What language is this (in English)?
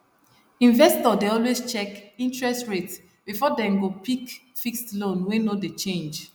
Nigerian Pidgin